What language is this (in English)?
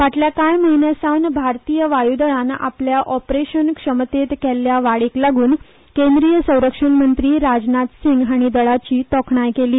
Konkani